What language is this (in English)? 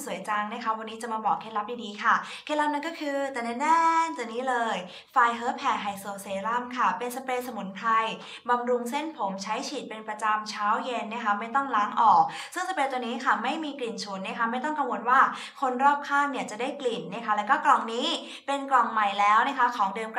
Thai